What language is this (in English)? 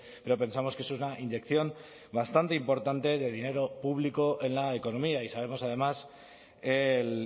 Spanish